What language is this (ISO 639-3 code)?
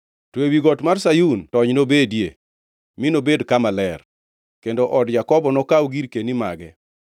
luo